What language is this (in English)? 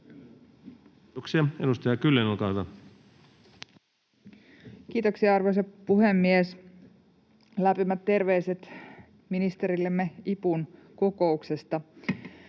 Finnish